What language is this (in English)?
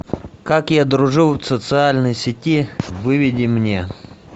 Russian